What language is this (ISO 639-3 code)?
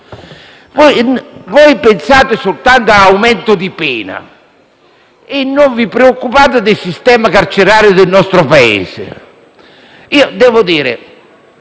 ita